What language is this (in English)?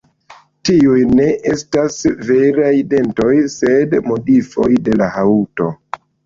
Esperanto